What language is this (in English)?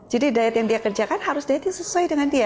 Indonesian